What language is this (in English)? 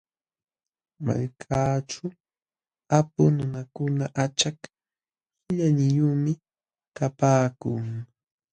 Jauja Wanca Quechua